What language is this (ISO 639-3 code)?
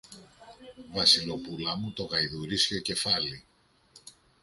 ell